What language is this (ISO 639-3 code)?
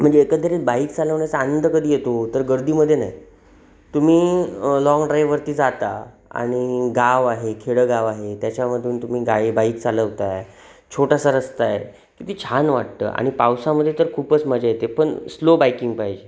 mar